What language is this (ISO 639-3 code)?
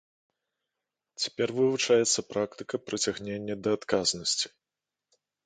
bel